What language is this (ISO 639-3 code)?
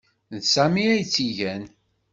kab